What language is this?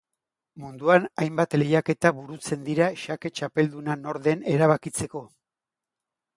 Basque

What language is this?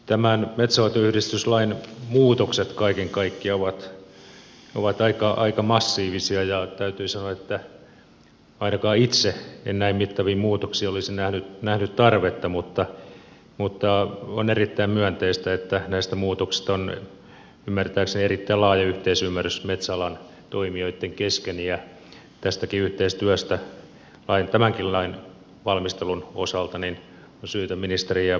Finnish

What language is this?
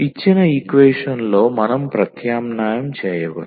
Telugu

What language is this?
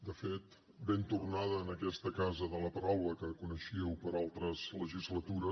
Catalan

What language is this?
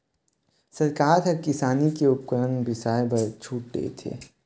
Chhattisgarhi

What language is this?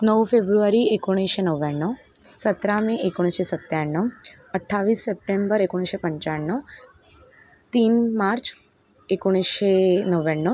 Marathi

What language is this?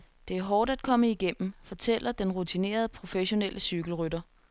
Danish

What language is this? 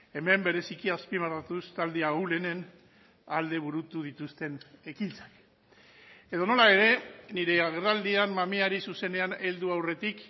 Basque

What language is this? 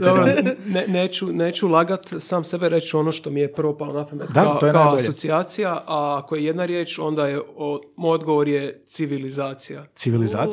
Croatian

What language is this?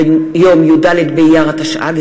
Hebrew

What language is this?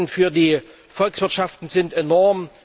German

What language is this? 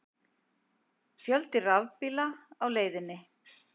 Icelandic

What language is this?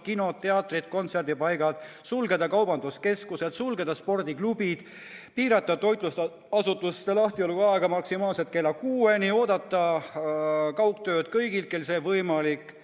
Estonian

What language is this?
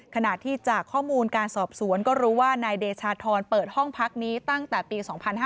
Thai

